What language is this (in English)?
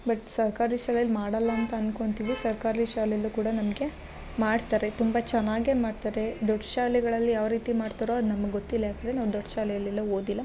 Kannada